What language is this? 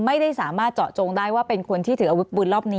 Thai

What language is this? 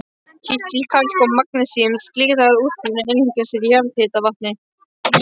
Icelandic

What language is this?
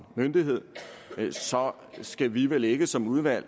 Danish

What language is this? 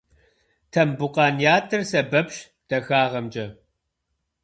Kabardian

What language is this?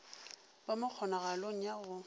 Northern Sotho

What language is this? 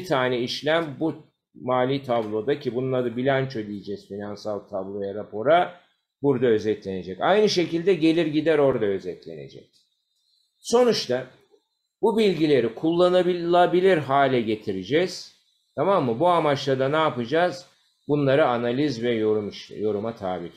Turkish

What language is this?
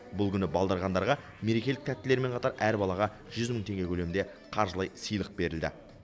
Kazakh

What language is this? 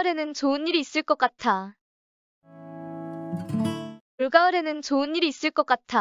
Korean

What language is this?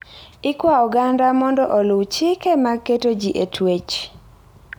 Luo (Kenya and Tanzania)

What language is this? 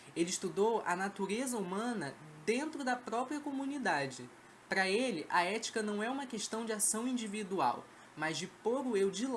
Portuguese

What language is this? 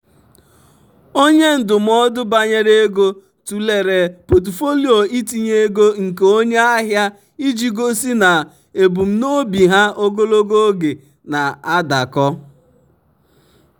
Igbo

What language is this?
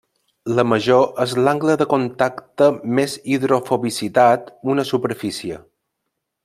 Catalan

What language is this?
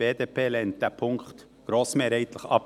Swiss German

